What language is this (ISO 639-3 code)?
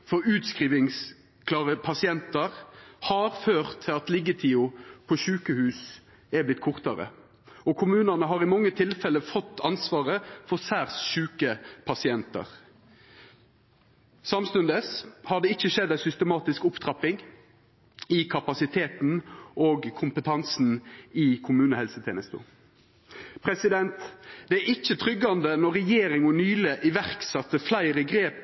nno